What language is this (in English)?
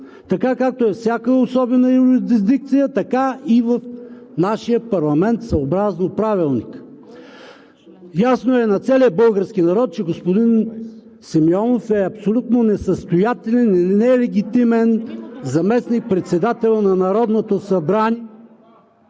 Bulgarian